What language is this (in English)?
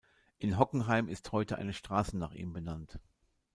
German